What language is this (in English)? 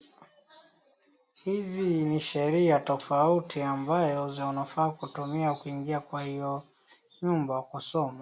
Swahili